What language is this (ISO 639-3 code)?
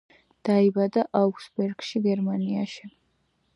kat